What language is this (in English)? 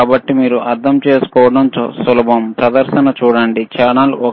Telugu